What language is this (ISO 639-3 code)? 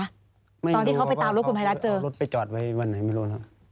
tha